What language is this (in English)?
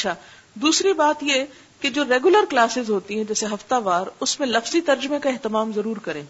Urdu